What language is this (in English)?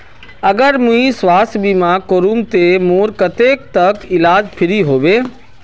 Magahi